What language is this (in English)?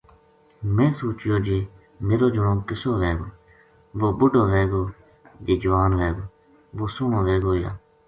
Gujari